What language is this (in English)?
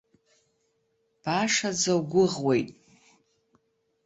Abkhazian